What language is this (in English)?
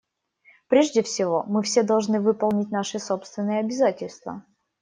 Russian